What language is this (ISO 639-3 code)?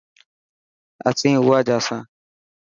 mki